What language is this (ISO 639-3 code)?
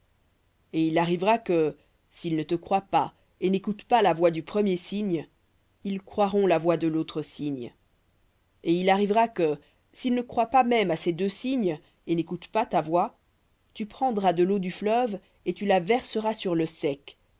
fra